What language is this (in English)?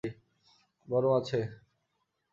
Bangla